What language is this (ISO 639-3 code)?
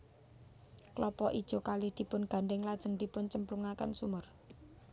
jav